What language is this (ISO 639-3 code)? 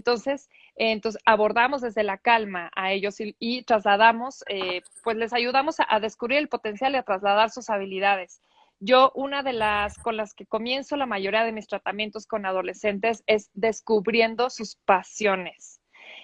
spa